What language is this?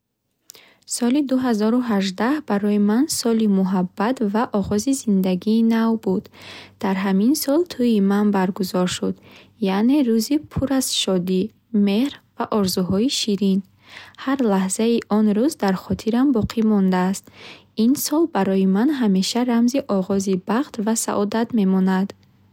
Bukharic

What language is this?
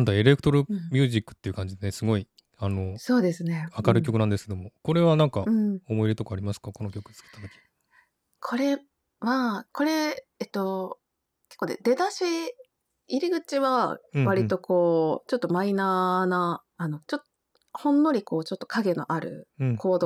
Japanese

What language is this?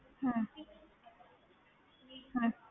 Punjabi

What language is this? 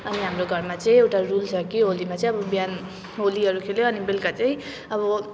Nepali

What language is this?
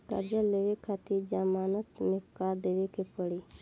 Bhojpuri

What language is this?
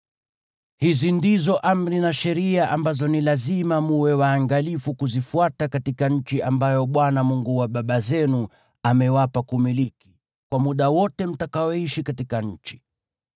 Swahili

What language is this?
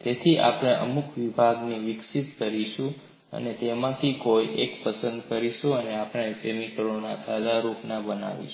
Gujarati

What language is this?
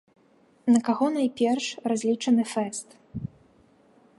Belarusian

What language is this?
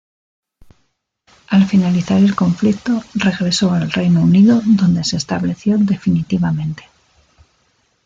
Spanish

